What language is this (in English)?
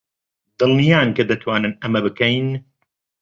Central Kurdish